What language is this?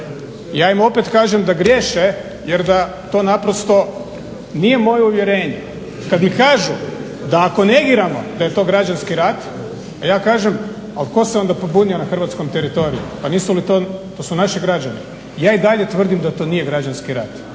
Croatian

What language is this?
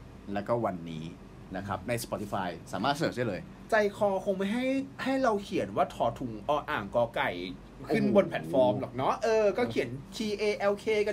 Thai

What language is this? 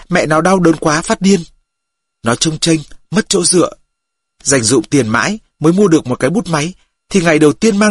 Vietnamese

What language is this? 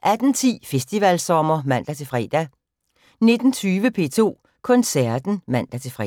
Danish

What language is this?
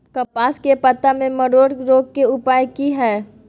Maithili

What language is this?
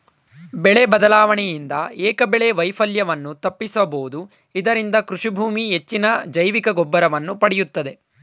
Kannada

